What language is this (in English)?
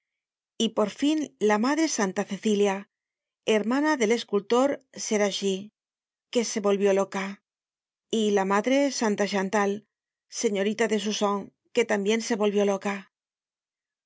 Spanish